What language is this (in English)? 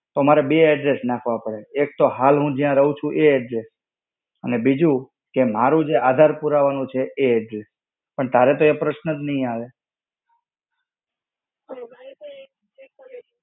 Gujarati